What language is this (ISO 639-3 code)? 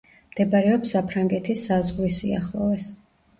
kat